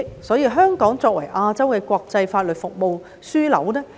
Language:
Cantonese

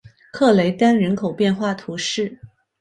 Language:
Chinese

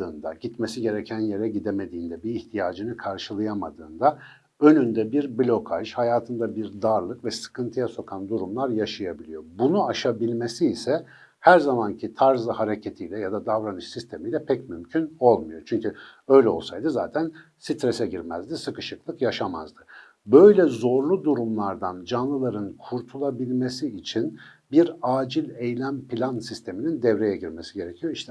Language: Turkish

